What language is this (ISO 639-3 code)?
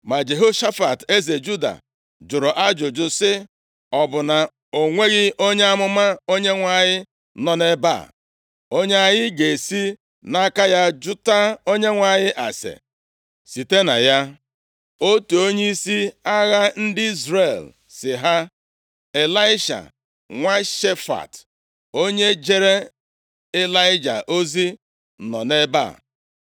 ibo